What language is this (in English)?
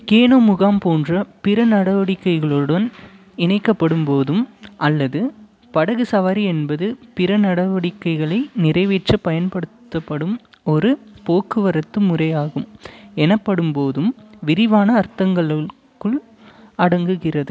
Tamil